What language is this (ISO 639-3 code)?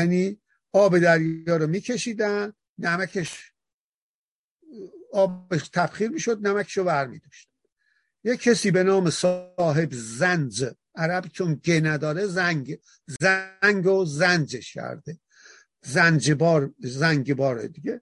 fas